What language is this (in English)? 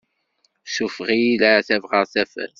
Kabyle